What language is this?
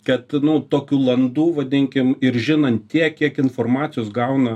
Lithuanian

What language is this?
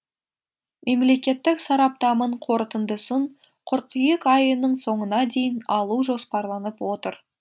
Kazakh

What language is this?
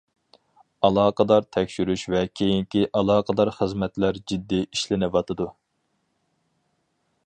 Uyghur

